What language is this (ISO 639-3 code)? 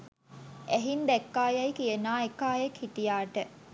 sin